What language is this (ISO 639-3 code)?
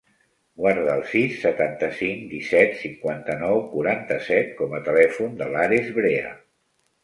cat